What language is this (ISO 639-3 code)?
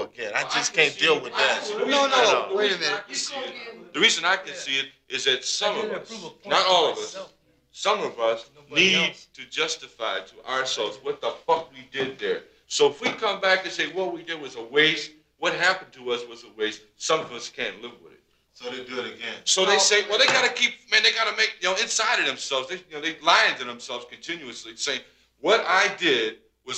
heb